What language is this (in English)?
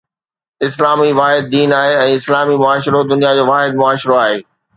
Sindhi